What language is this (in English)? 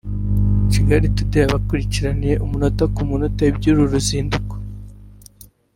Kinyarwanda